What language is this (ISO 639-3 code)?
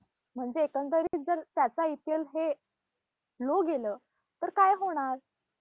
mar